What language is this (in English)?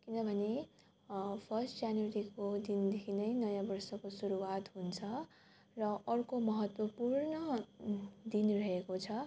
Nepali